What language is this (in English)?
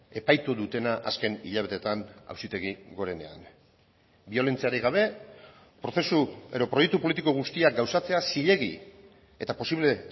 Basque